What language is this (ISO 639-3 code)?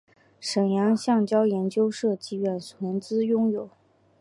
zho